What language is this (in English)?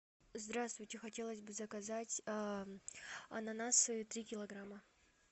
Russian